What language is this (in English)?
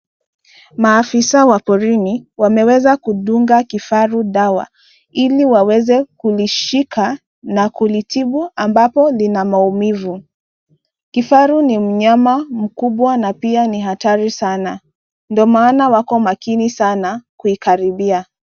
Swahili